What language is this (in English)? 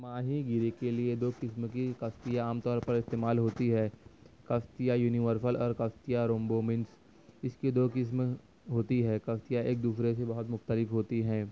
Urdu